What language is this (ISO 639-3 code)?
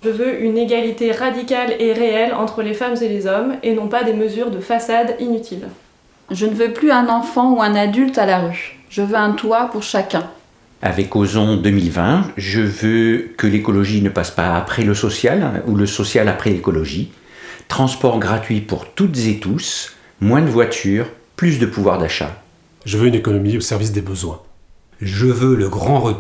fra